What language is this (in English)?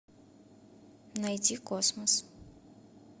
Russian